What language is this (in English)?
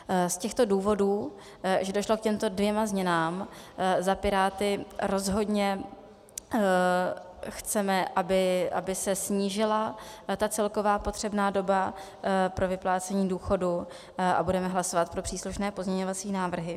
Czech